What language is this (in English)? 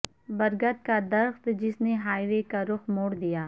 Urdu